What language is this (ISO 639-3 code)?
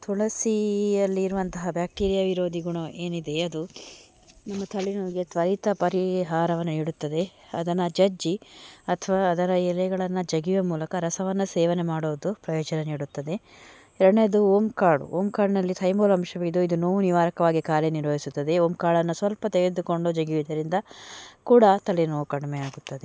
kan